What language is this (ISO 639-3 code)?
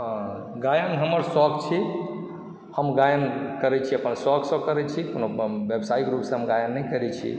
mai